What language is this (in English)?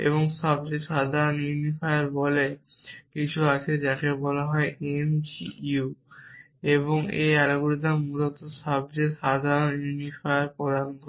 Bangla